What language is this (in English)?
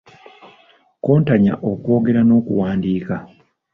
Ganda